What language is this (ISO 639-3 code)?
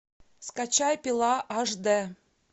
rus